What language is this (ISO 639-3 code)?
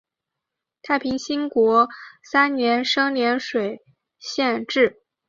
zho